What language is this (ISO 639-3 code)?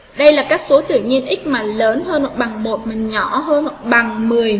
vie